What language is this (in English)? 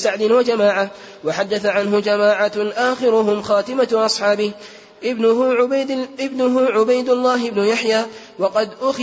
Arabic